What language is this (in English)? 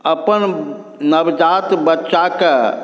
Maithili